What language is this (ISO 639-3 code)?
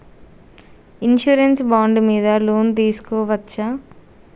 tel